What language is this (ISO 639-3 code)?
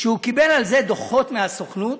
heb